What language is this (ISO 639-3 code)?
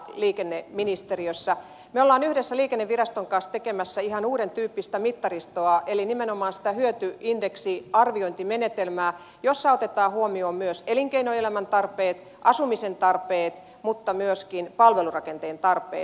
fin